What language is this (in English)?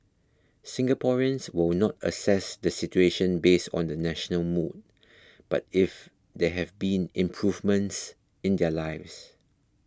English